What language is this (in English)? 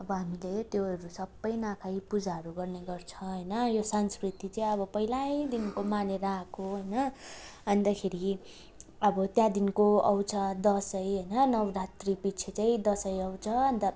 Nepali